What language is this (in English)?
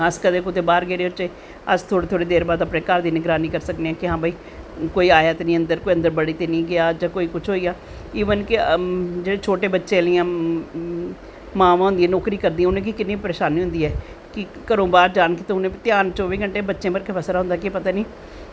Dogri